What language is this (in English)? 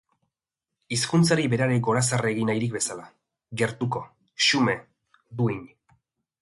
Basque